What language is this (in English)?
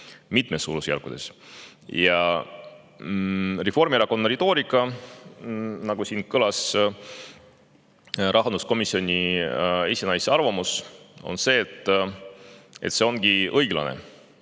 Estonian